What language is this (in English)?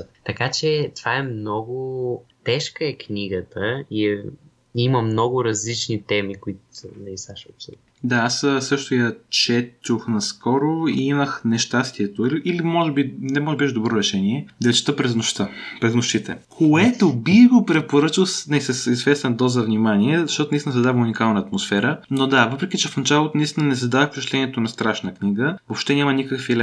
Bulgarian